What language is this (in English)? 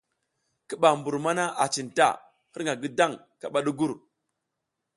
South Giziga